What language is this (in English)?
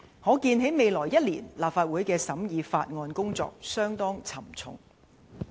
Cantonese